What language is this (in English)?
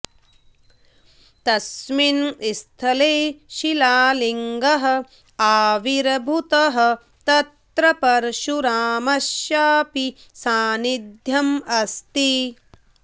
Sanskrit